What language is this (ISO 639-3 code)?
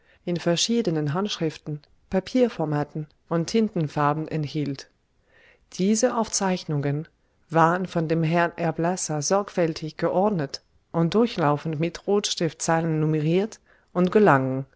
deu